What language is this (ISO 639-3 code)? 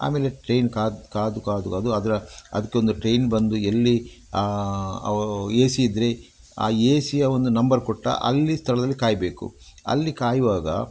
kan